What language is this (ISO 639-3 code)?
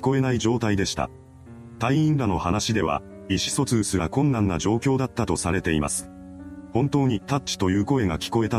jpn